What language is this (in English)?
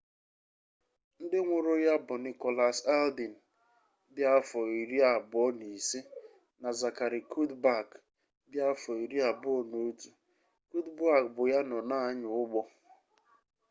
Igbo